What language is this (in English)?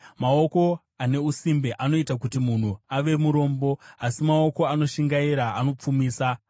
Shona